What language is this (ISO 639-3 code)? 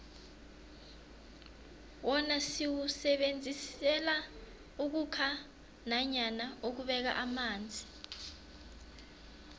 nbl